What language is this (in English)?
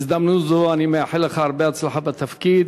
Hebrew